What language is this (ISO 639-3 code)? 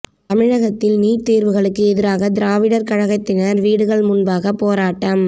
tam